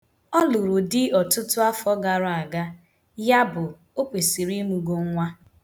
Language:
Igbo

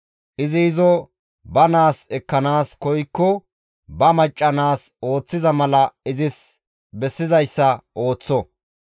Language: Gamo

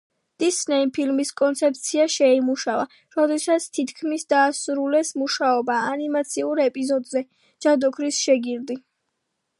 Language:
Georgian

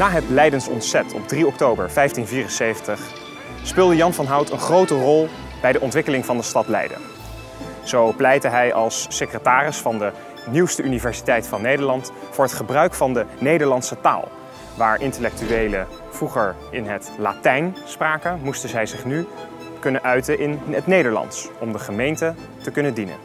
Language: Dutch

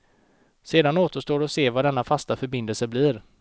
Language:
Swedish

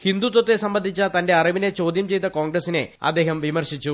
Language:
Malayalam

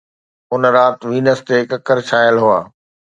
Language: Sindhi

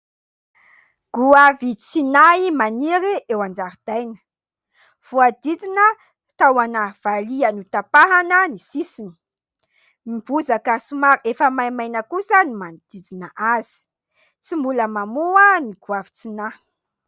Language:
Malagasy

